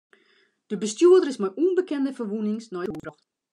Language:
Western Frisian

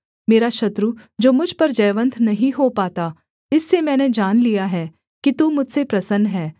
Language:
Hindi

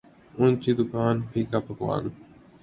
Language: Urdu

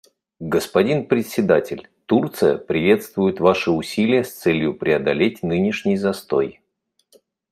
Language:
Russian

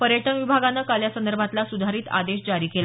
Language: Marathi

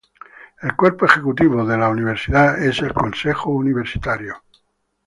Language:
Spanish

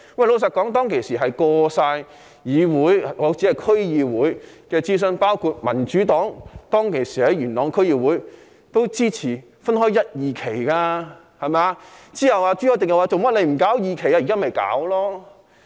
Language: Cantonese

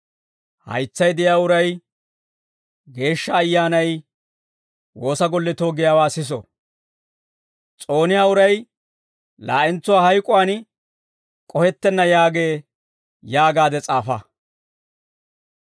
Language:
Dawro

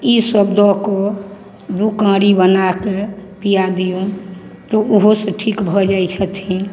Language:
Maithili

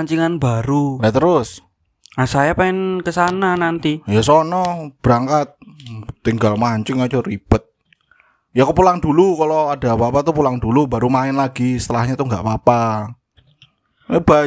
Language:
Indonesian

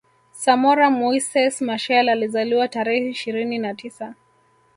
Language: Swahili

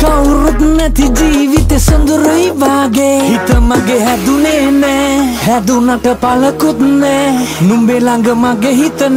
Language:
Romanian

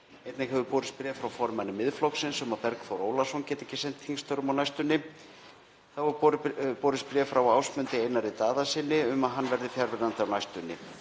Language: Icelandic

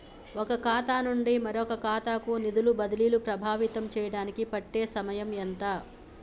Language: Telugu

